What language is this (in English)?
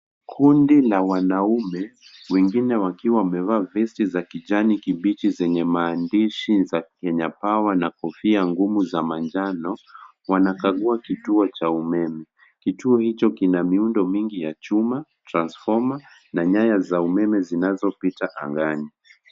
Swahili